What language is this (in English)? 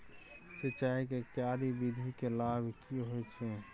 Maithili